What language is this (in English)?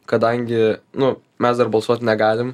Lithuanian